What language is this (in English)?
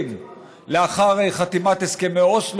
Hebrew